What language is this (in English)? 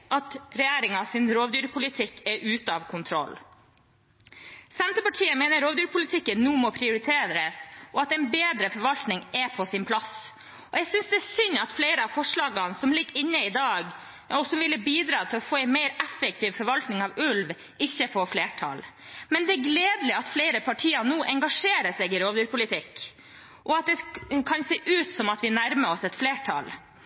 Norwegian Bokmål